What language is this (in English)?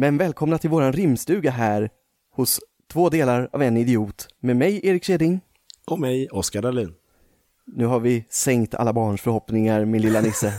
Swedish